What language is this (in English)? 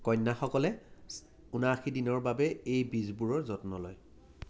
Assamese